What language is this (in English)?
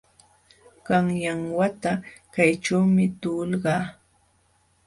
Jauja Wanca Quechua